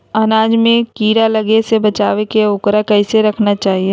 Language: Magahi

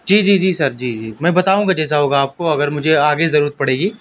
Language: Urdu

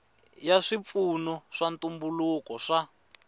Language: Tsonga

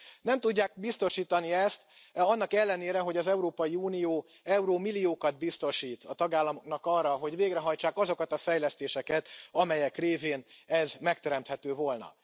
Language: Hungarian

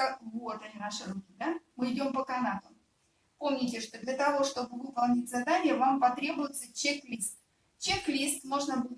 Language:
Russian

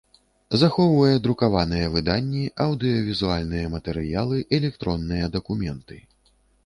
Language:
Belarusian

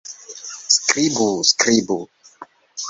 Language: Esperanto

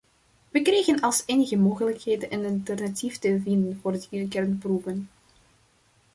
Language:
Dutch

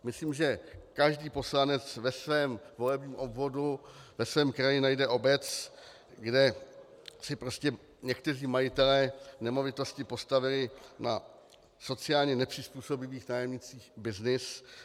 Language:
Czech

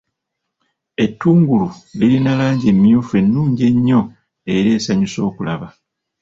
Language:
Ganda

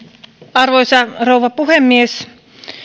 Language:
Finnish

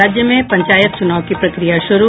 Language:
Hindi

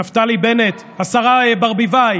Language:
Hebrew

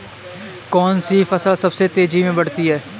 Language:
Hindi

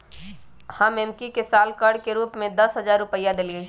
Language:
Magahi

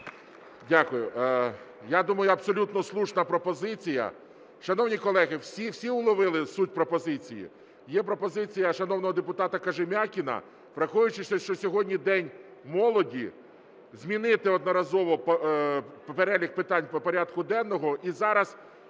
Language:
Ukrainian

